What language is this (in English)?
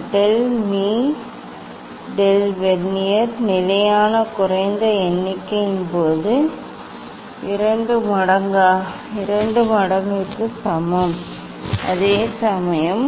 Tamil